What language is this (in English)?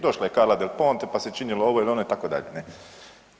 Croatian